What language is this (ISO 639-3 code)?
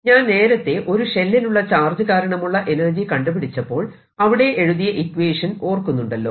mal